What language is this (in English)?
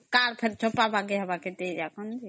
Odia